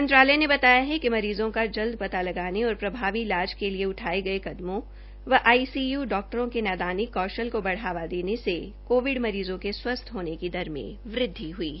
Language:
Hindi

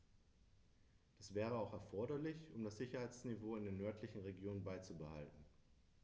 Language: German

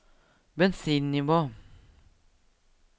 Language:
Norwegian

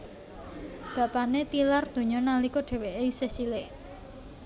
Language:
Javanese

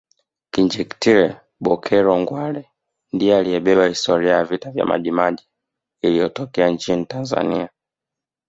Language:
Swahili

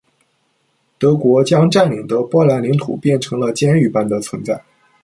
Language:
Chinese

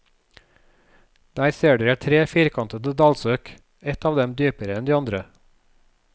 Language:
Norwegian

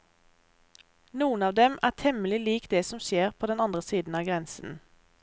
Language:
Norwegian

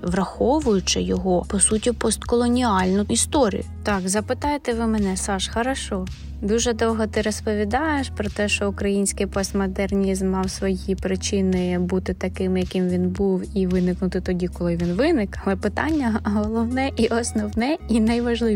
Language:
Ukrainian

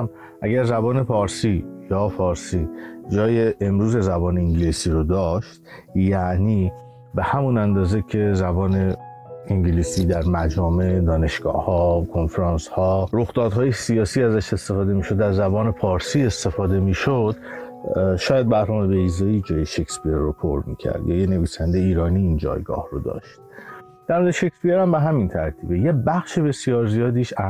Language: Persian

